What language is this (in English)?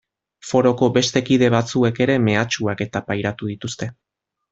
Basque